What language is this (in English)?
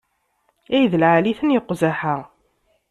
Kabyle